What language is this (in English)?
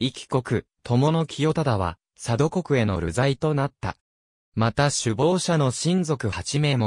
Japanese